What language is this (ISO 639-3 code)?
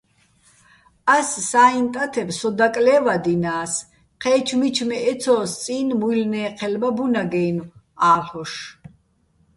bbl